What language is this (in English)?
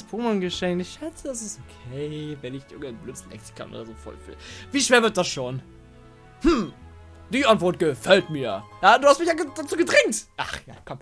German